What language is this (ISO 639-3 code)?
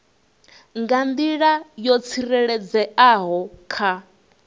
ven